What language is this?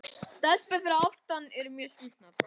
Icelandic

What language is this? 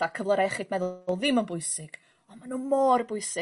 Welsh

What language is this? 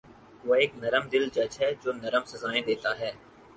Urdu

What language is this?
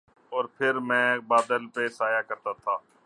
Urdu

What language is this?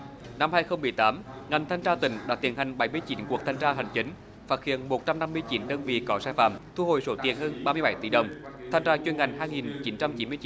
Vietnamese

